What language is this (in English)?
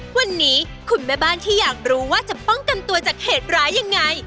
Thai